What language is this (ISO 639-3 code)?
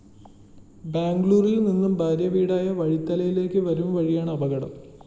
mal